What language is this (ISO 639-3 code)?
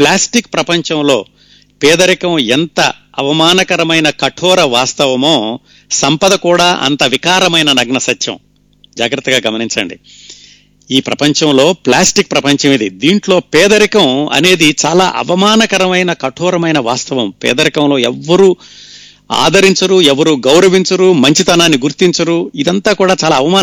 tel